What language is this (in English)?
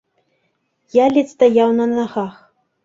Belarusian